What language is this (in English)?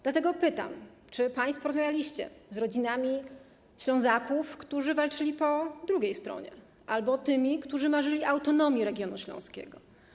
Polish